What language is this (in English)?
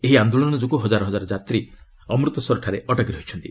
Odia